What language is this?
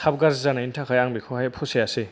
Bodo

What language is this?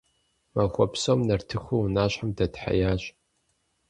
Kabardian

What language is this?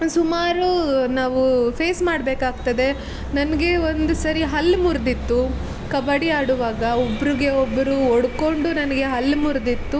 Kannada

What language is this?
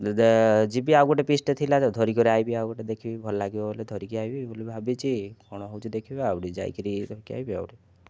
Odia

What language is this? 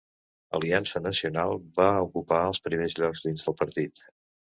Catalan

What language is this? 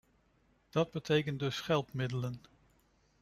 Dutch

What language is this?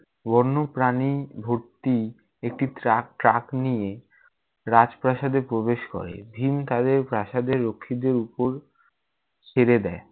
Bangla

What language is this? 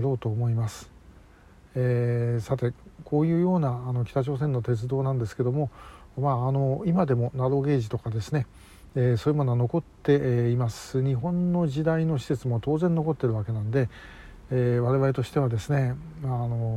Japanese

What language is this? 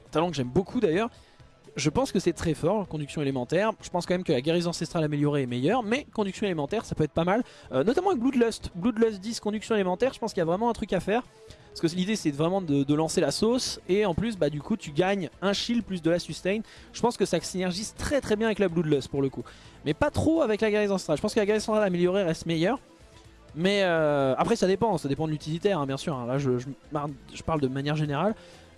French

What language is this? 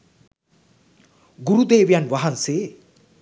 Sinhala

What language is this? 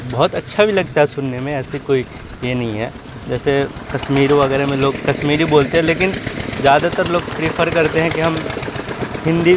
Urdu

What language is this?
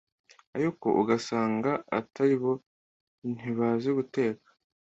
Kinyarwanda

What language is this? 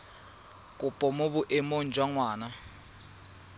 Tswana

